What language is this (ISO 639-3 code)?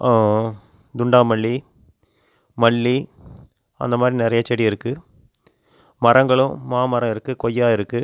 tam